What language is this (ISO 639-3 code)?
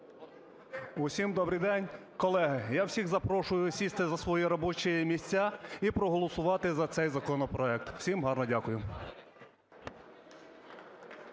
ukr